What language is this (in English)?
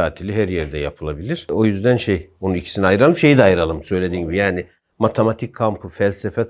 Turkish